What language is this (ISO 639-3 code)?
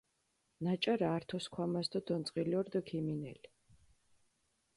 xmf